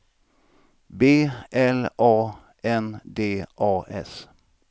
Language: Swedish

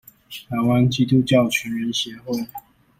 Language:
Chinese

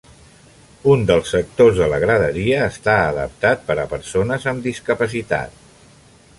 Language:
Catalan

